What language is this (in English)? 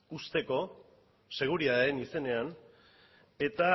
Basque